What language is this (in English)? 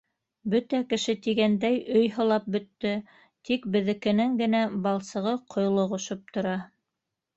Bashkir